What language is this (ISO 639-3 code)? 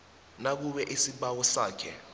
nbl